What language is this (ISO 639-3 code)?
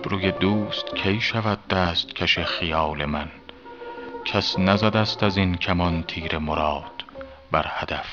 fas